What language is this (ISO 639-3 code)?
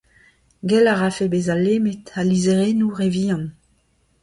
bre